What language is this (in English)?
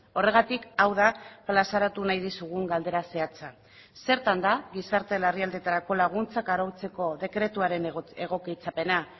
Basque